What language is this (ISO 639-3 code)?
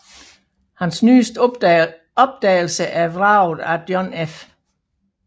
dan